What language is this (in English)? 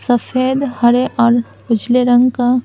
Hindi